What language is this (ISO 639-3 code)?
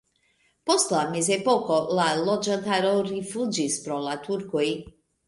epo